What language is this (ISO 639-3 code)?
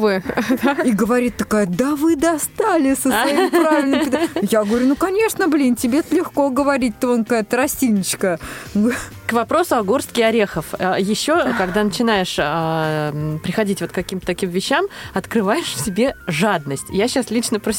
rus